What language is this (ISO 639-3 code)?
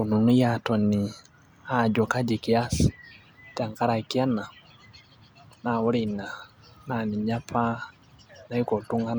mas